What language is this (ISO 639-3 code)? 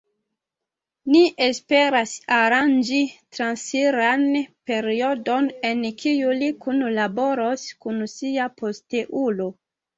epo